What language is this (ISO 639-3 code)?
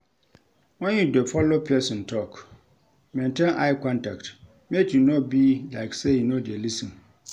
pcm